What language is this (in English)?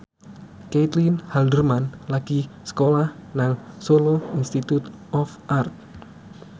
Javanese